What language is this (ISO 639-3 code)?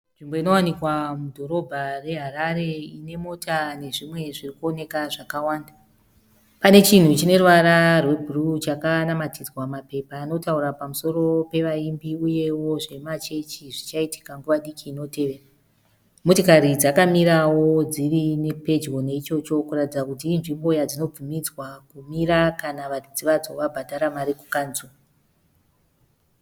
sna